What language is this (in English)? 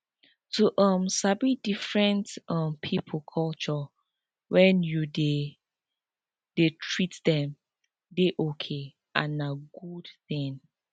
Nigerian Pidgin